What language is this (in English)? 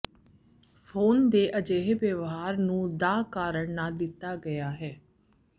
Punjabi